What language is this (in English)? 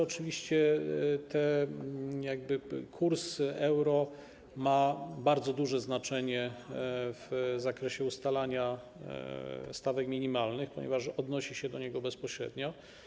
Polish